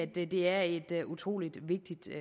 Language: Danish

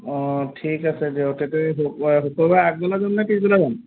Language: Assamese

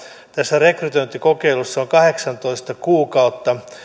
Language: Finnish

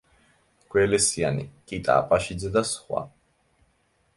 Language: Georgian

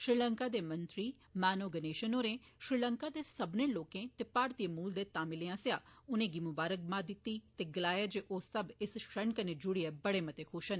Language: Dogri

